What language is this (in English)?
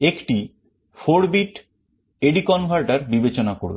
Bangla